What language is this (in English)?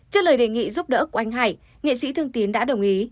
Vietnamese